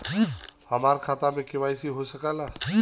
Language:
Bhojpuri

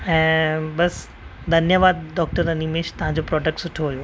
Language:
Sindhi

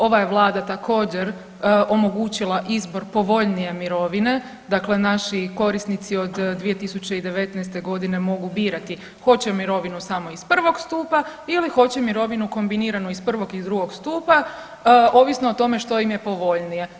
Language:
Croatian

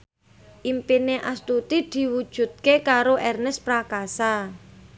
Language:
Javanese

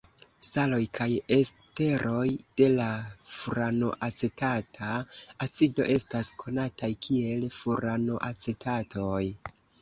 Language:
Esperanto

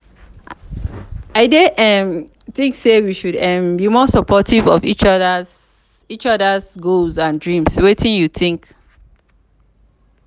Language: Nigerian Pidgin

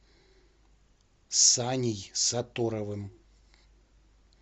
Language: Russian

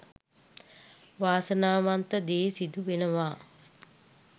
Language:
Sinhala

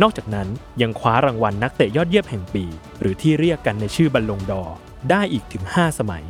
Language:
Thai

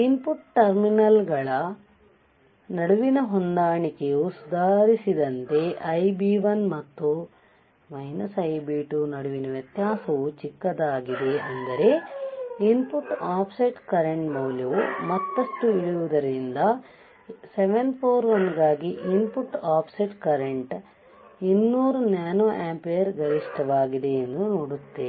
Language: Kannada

